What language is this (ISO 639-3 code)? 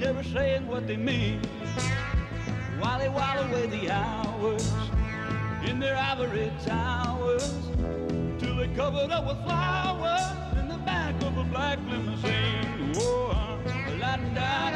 fas